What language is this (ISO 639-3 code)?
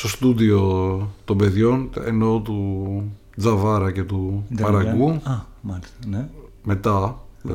ell